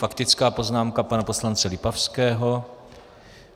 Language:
Czech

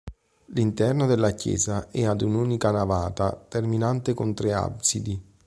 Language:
Italian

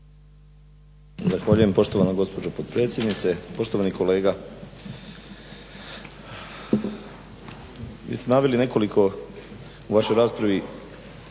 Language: Croatian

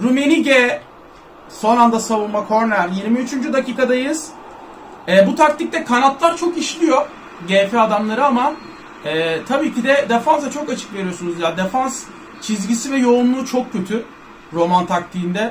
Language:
Turkish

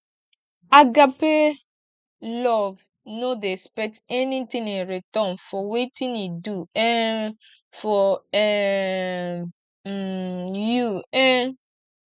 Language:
Nigerian Pidgin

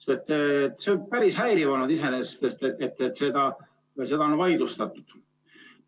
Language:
Estonian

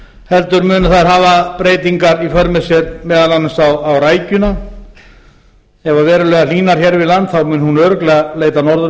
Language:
Icelandic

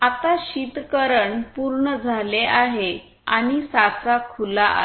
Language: Marathi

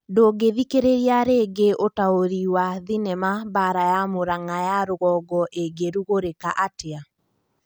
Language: Kikuyu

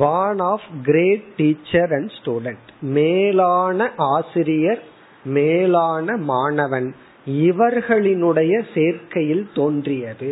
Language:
Tamil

